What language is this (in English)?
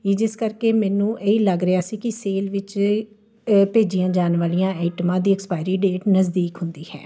Punjabi